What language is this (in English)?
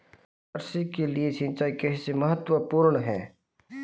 Hindi